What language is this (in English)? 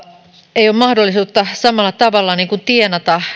Finnish